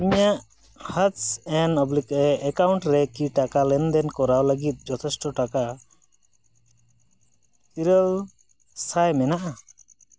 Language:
Santali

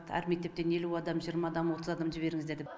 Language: Kazakh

